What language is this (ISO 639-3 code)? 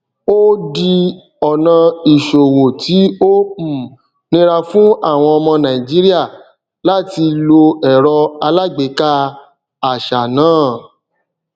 yor